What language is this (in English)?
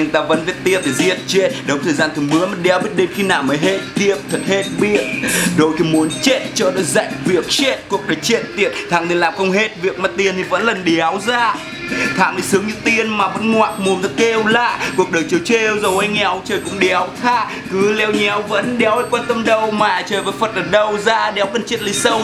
Vietnamese